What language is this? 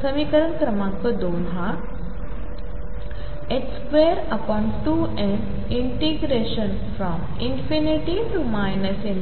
Marathi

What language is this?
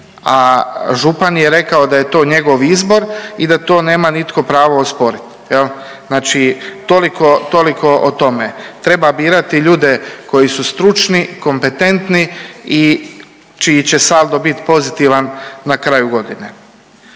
Croatian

